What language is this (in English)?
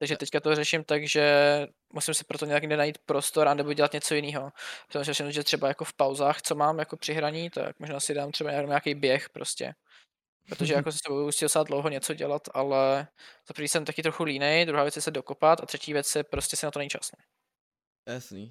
Czech